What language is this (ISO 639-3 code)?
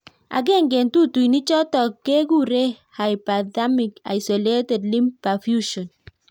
kln